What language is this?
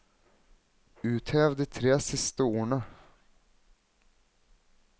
Norwegian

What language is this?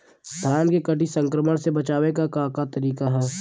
Bhojpuri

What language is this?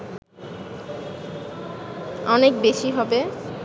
Bangla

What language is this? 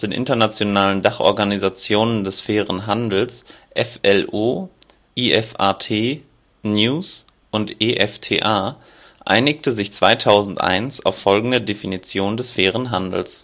German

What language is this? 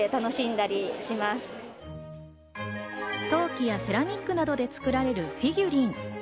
Japanese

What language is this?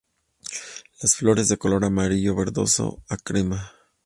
Spanish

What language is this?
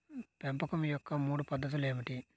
Telugu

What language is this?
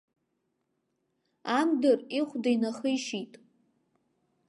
Abkhazian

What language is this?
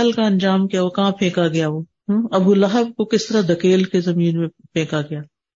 Urdu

